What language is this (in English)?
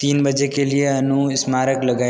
Hindi